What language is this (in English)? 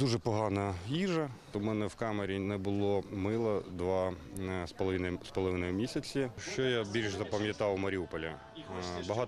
Ukrainian